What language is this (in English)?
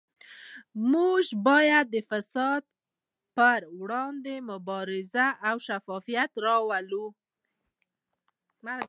Pashto